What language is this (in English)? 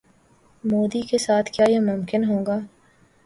Urdu